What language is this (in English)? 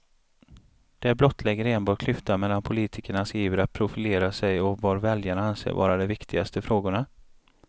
Swedish